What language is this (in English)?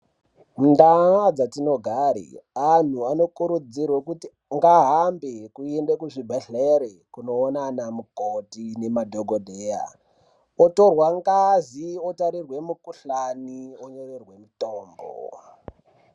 Ndau